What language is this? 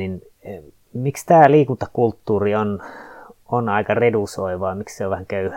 Finnish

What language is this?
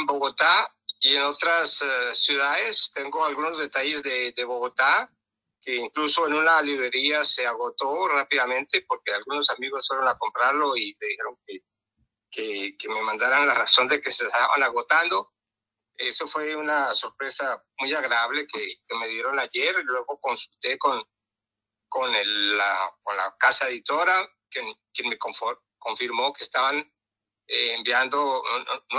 Spanish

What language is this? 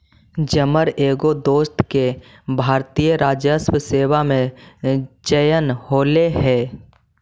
Magahi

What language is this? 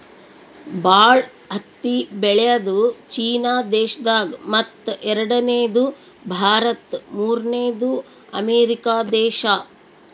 Kannada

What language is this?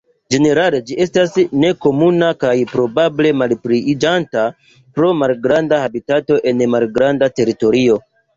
Esperanto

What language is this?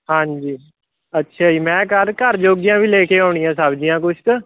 Punjabi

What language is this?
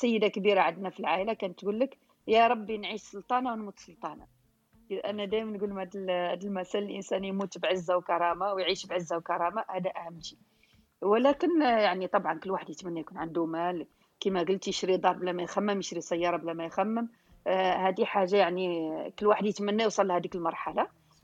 Arabic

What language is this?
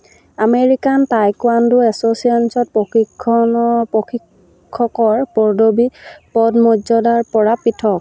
Assamese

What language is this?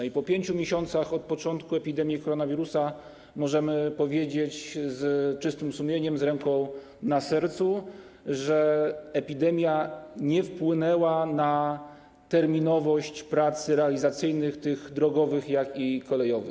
Polish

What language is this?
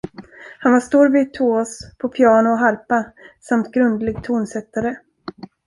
Swedish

